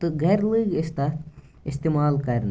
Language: Kashmiri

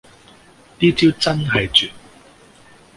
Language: Cantonese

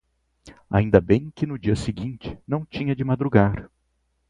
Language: Portuguese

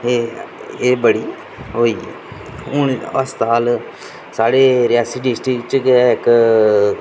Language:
Dogri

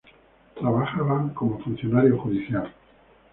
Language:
Spanish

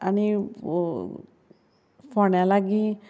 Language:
Konkani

